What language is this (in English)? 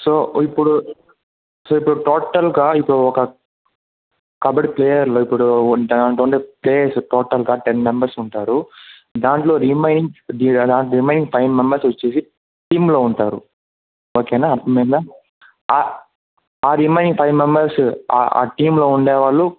Telugu